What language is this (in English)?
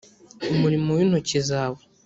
Kinyarwanda